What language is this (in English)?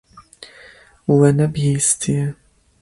Kurdish